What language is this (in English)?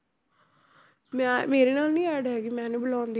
Punjabi